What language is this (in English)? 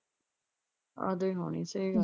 Punjabi